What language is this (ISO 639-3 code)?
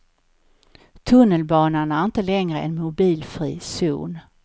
swe